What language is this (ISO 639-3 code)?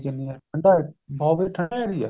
pan